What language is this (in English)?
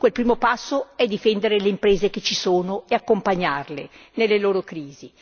Italian